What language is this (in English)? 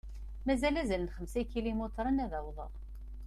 Kabyle